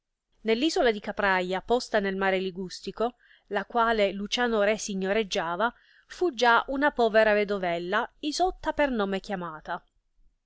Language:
Italian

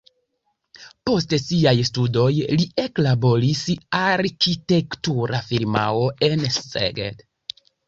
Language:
Esperanto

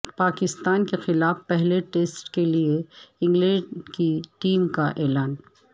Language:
Urdu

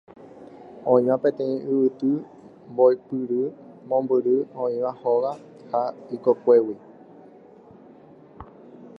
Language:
Guarani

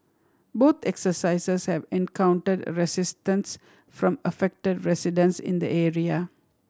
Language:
English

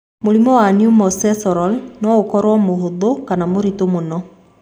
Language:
Kikuyu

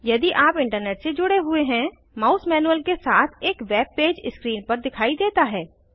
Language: Hindi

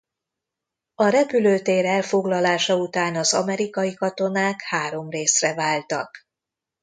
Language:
Hungarian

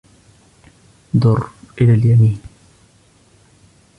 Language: Arabic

